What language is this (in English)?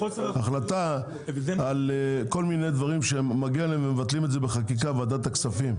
Hebrew